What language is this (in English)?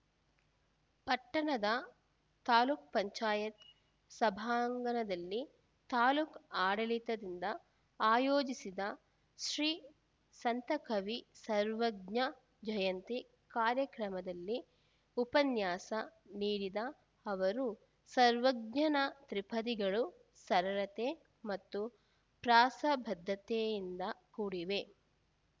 Kannada